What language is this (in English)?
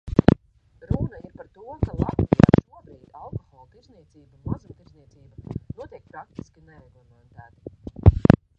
Latvian